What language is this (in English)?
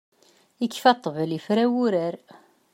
Kabyle